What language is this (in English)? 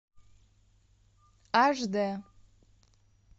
Russian